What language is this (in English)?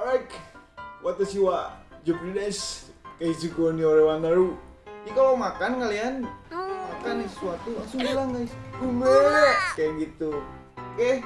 Indonesian